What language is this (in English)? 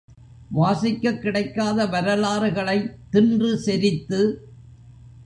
Tamil